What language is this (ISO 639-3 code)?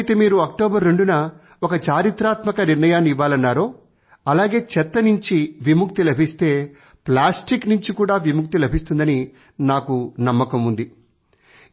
tel